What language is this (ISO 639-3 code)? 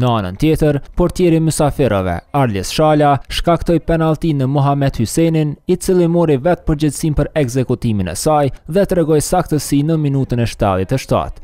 ron